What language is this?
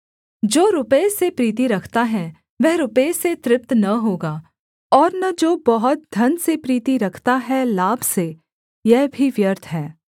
Hindi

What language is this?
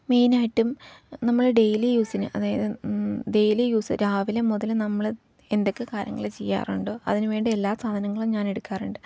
Malayalam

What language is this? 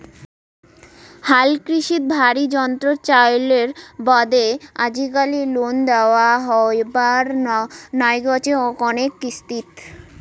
Bangla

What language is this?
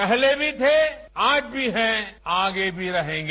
Hindi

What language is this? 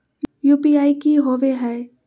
Magahi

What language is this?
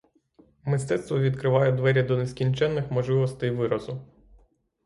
Ukrainian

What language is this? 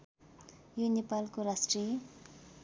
Nepali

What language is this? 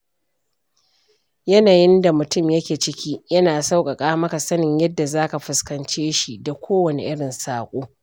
Hausa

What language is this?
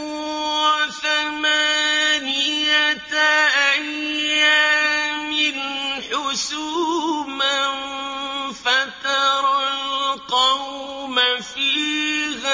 Arabic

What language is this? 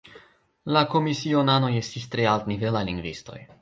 Esperanto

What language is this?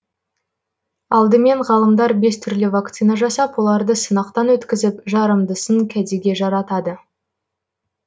Kazakh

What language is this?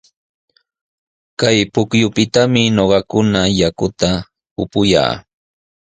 Sihuas Ancash Quechua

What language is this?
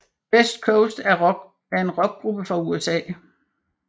Danish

